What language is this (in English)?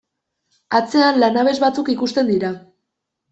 Basque